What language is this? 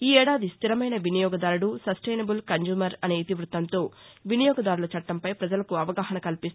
Telugu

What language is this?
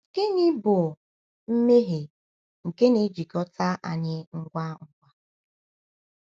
Igbo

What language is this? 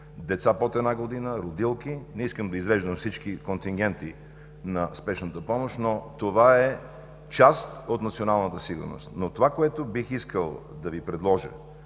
Bulgarian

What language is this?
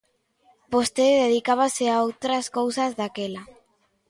Galician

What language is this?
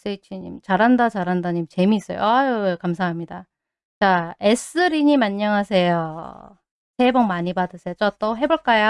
Korean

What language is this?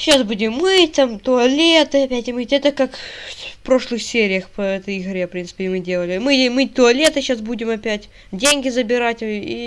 Russian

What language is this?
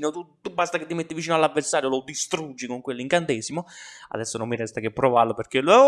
Italian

